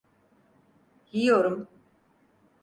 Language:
Turkish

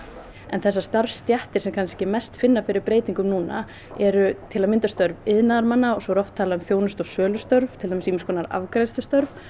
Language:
Icelandic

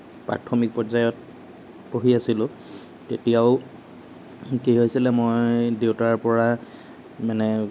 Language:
Assamese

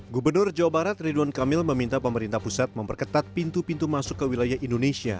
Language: Indonesian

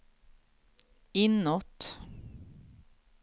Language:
Swedish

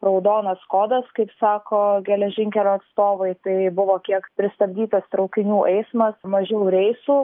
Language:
Lithuanian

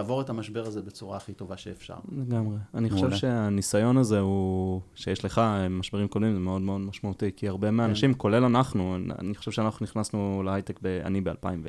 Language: Hebrew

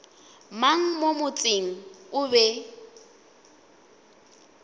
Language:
Northern Sotho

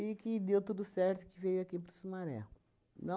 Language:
Portuguese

